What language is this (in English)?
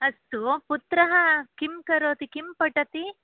Sanskrit